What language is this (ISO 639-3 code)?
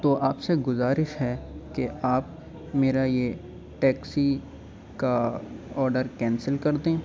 urd